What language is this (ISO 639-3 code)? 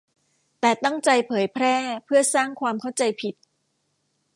tha